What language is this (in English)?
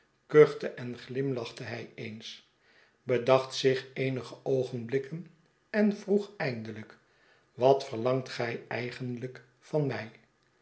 Dutch